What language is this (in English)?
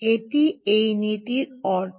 Bangla